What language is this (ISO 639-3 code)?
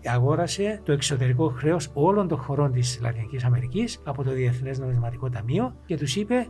ell